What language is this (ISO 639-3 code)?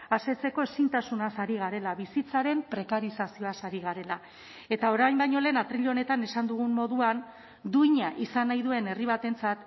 eus